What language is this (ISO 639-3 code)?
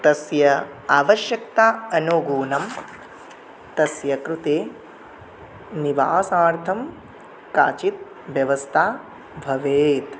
san